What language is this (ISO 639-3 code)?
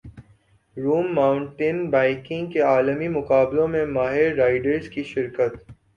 urd